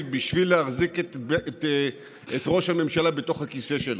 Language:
Hebrew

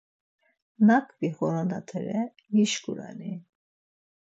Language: Laz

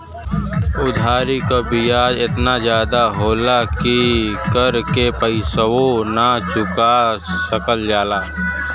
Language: Bhojpuri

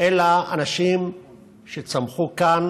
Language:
Hebrew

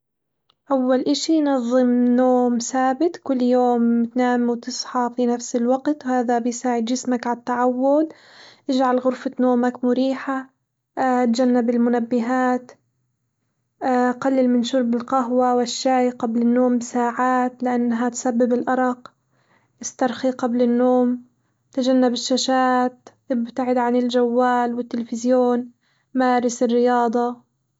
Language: Hijazi Arabic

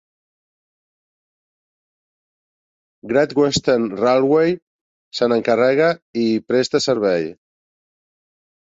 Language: Catalan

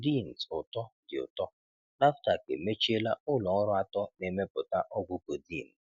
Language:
Igbo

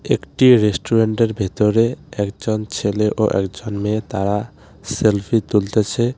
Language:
Bangla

